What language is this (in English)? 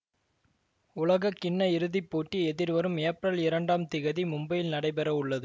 Tamil